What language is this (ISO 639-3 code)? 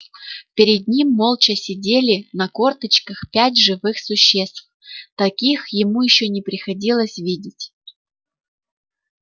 rus